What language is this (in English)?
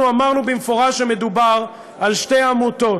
Hebrew